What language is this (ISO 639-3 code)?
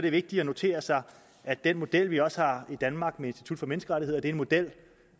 dan